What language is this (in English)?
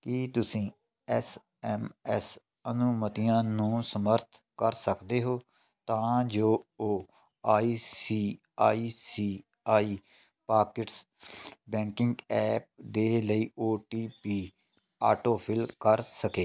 Punjabi